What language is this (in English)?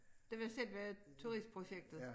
Danish